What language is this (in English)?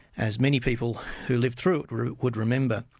English